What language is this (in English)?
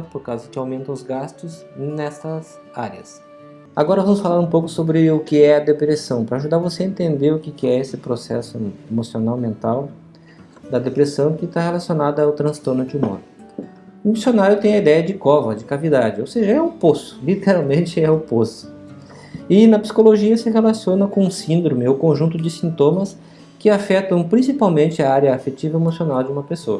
Portuguese